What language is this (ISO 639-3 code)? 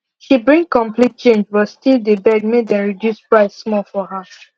pcm